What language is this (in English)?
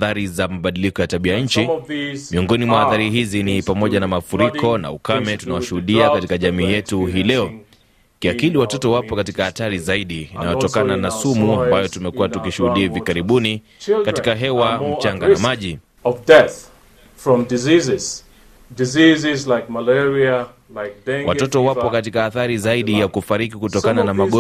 Swahili